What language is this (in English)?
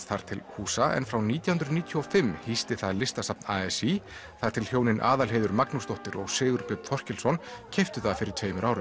Icelandic